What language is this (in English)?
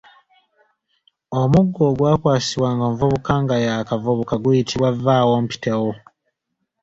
Ganda